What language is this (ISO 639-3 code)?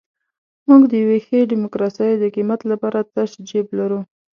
pus